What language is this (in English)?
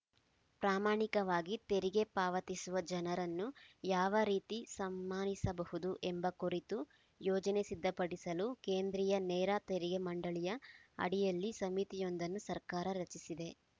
Kannada